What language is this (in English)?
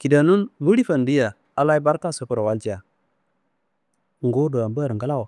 Kanembu